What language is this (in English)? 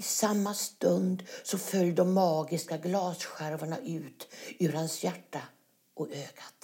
Swedish